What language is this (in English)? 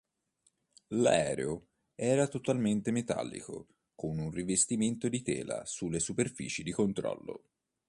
Italian